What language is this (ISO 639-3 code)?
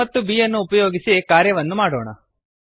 kan